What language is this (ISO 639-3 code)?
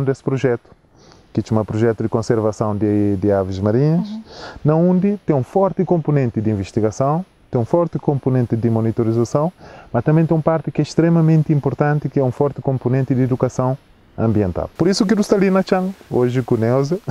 por